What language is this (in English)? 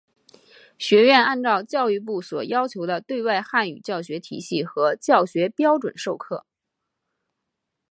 Chinese